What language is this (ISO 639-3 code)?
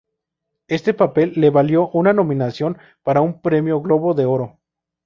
spa